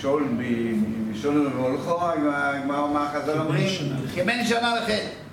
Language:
Hebrew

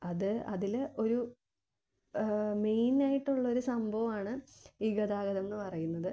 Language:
Malayalam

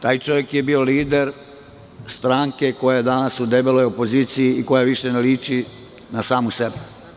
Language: Serbian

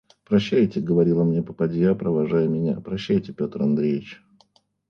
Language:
Russian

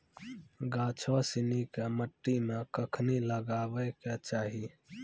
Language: Maithili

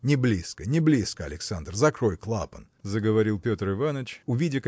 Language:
Russian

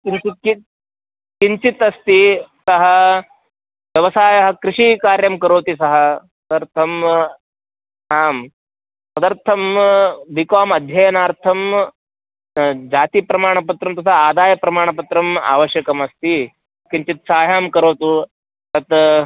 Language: Sanskrit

